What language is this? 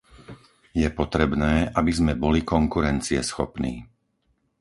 Slovak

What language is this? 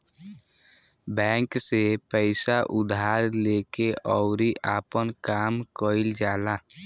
Bhojpuri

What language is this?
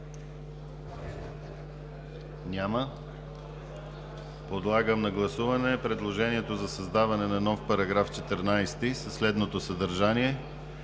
Bulgarian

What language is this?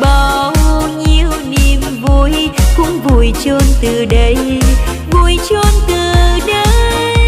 Vietnamese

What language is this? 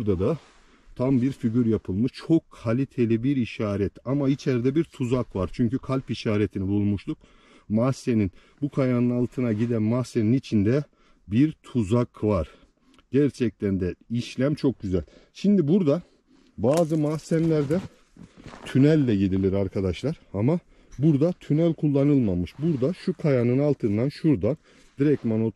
Turkish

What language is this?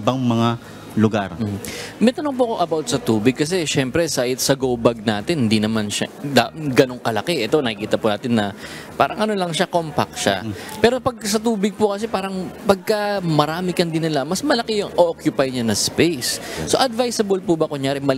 Filipino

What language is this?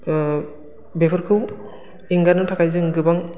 Bodo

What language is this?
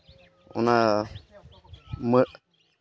Santali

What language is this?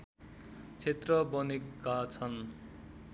Nepali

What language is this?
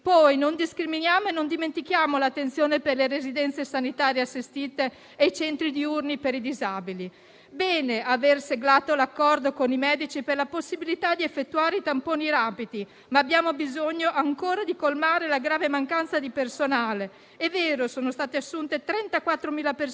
Italian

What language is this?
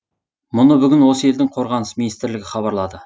Kazakh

